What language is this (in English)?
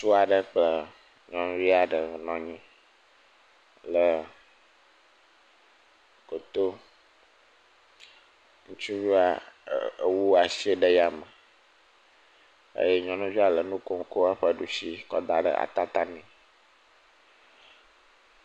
Ewe